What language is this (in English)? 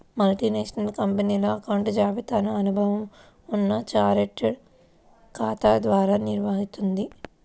Telugu